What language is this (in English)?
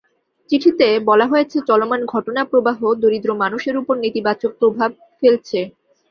Bangla